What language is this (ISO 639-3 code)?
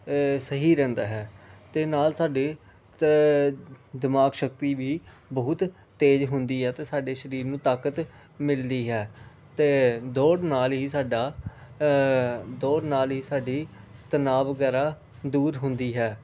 pan